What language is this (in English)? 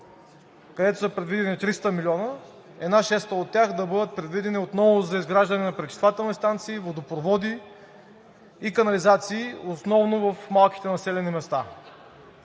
Bulgarian